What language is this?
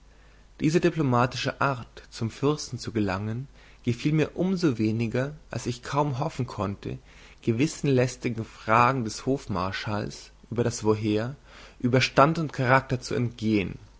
German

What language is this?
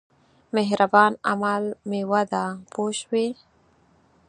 Pashto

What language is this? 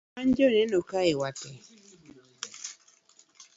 Luo (Kenya and Tanzania)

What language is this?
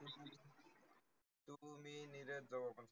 Marathi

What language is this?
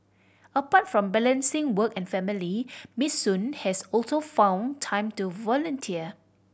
English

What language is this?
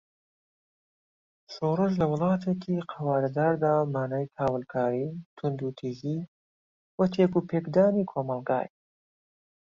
Central Kurdish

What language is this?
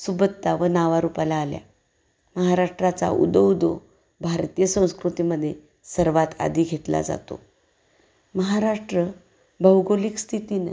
Marathi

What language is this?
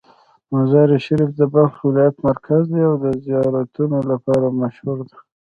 Pashto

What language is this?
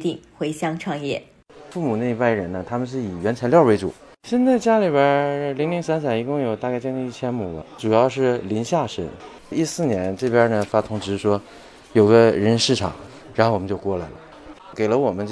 Chinese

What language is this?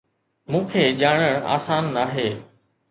Sindhi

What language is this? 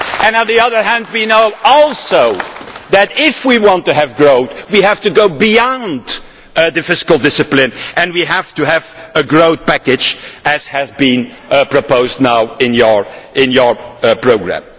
English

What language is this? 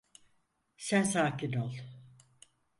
Turkish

